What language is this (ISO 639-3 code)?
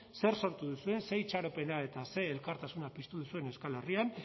eus